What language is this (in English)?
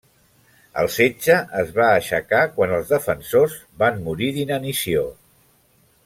Catalan